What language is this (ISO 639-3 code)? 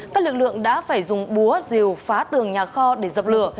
vie